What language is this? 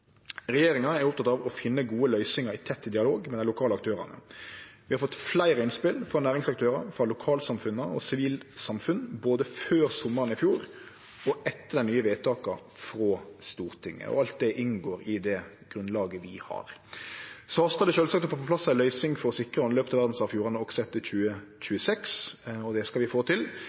Norwegian Nynorsk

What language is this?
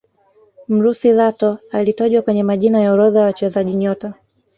Swahili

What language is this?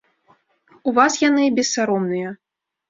Belarusian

